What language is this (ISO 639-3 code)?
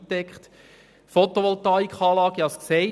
gsw